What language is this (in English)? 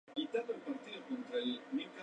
Spanish